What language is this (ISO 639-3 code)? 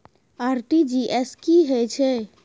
mai